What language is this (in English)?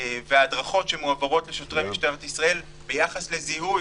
Hebrew